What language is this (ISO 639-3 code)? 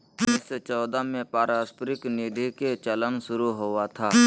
mag